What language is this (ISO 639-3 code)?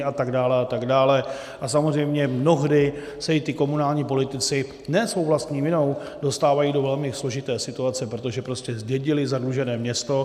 ces